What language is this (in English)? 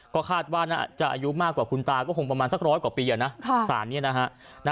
Thai